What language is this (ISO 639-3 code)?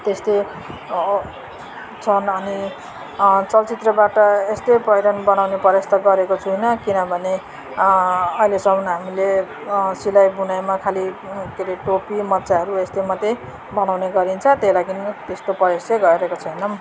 nep